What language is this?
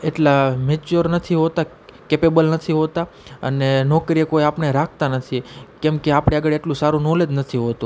Gujarati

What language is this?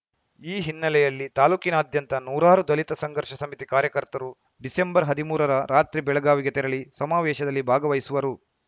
Kannada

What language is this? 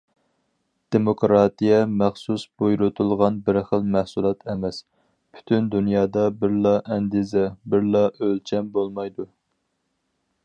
Uyghur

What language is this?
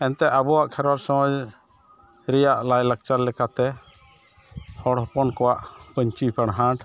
Santali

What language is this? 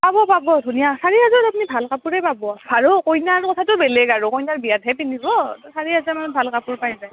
Assamese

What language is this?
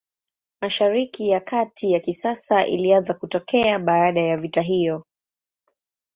Swahili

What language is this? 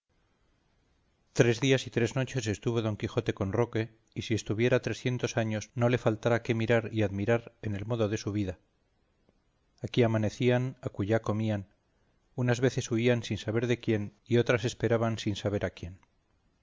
Spanish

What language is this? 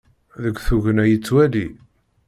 Kabyle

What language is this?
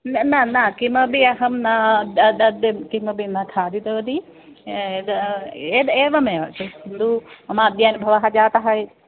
Sanskrit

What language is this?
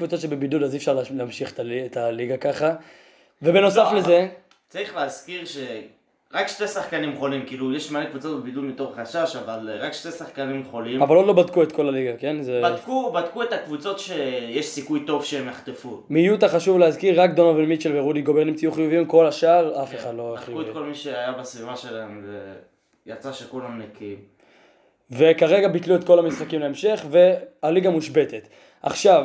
Hebrew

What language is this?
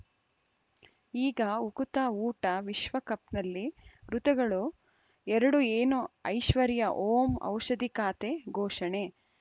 Kannada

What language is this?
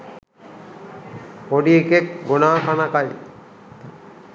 Sinhala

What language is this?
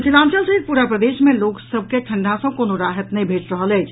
Maithili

